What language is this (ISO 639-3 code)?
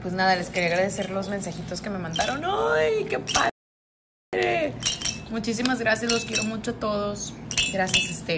spa